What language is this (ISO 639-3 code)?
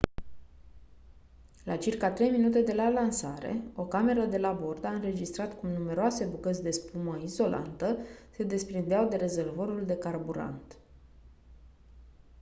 ron